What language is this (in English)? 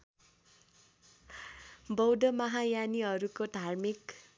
Nepali